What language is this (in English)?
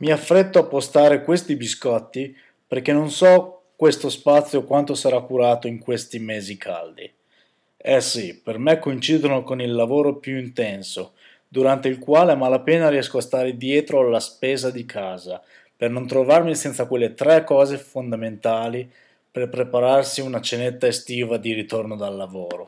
Italian